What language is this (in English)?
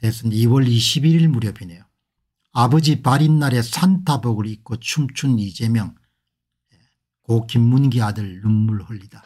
Korean